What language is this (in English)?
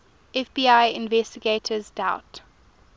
English